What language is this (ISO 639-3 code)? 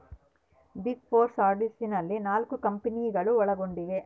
kan